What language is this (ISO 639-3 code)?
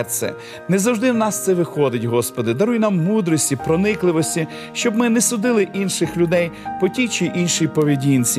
ukr